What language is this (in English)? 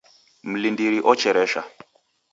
Taita